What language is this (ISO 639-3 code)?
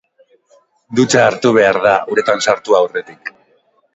eus